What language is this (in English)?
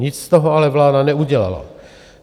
Czech